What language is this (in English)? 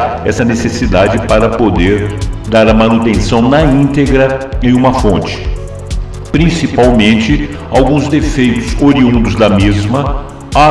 Portuguese